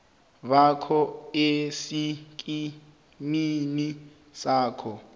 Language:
South Ndebele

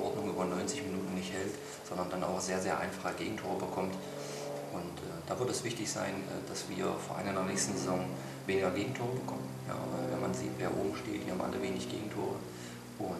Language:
German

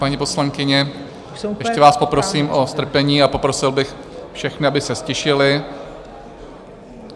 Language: Czech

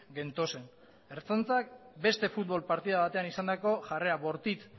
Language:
Basque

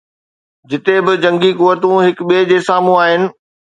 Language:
Sindhi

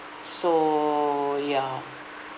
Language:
English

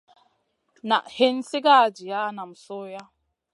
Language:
Masana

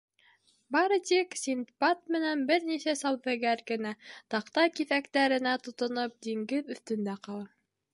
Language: Bashkir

